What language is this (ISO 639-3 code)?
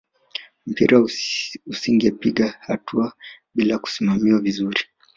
swa